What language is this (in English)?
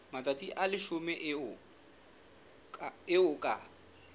Southern Sotho